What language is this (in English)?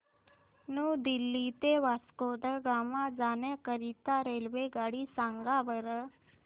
Marathi